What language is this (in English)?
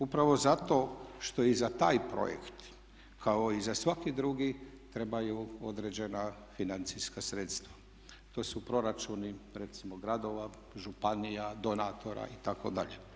Croatian